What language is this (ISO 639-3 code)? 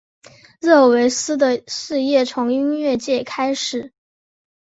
zho